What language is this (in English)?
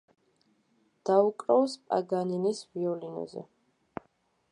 Georgian